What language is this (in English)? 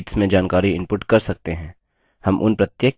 Hindi